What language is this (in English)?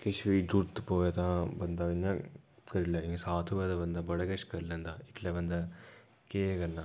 Dogri